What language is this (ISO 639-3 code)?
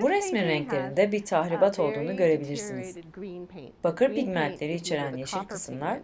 tur